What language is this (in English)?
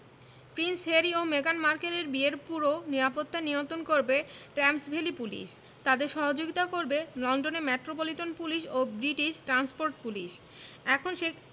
Bangla